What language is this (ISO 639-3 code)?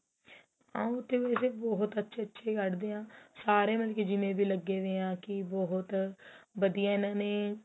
pan